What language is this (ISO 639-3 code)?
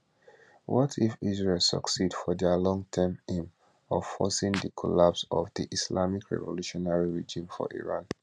pcm